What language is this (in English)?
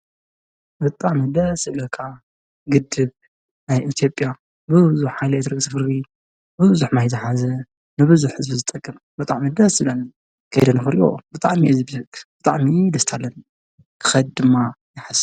Tigrinya